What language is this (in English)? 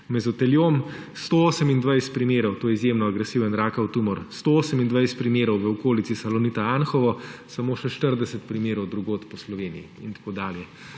Slovenian